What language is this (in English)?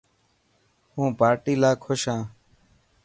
Dhatki